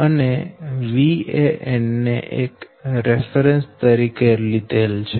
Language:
Gujarati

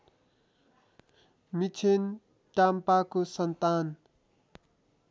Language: Nepali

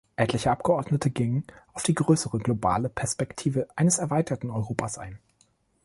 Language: German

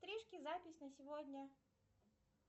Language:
Russian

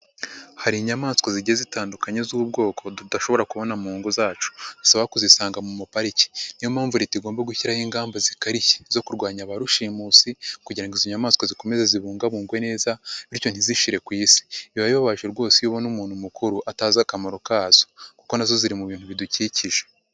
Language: Kinyarwanda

